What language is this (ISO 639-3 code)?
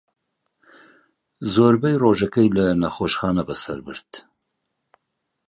ckb